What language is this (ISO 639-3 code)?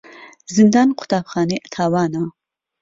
ckb